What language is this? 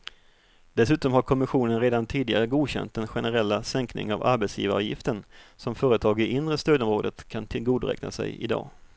Swedish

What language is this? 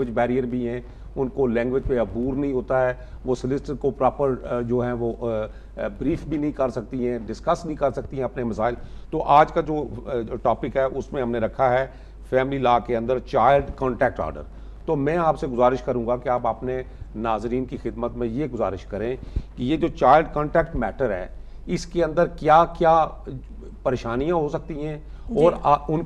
Hindi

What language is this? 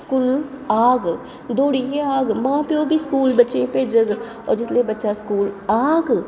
Dogri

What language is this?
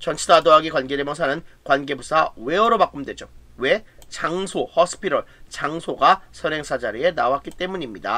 Korean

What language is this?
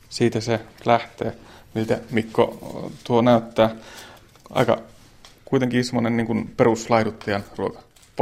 Finnish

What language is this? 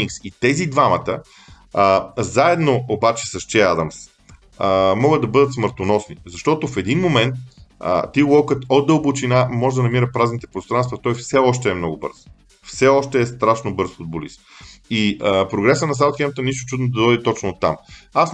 Bulgarian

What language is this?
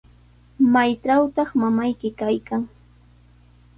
Sihuas Ancash Quechua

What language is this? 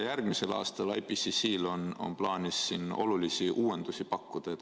Estonian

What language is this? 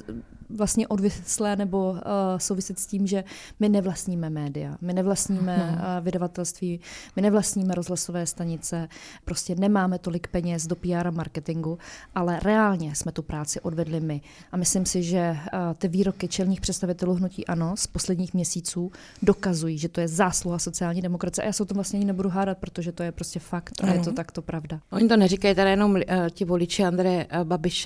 Czech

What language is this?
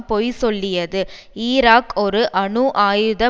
Tamil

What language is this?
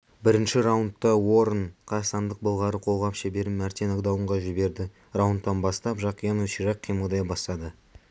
Kazakh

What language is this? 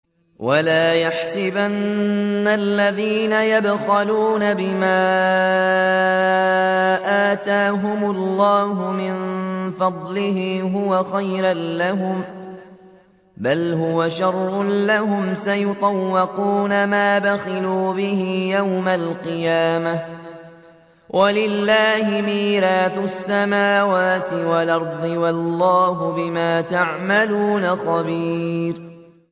Arabic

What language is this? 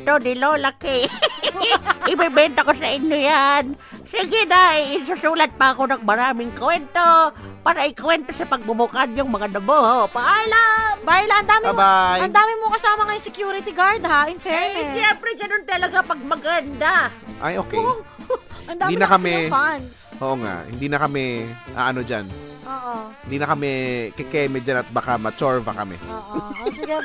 Filipino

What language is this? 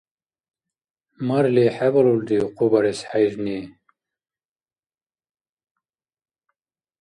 Dargwa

